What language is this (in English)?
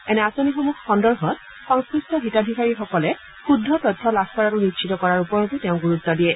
Assamese